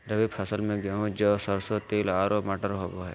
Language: Magahi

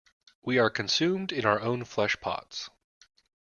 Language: English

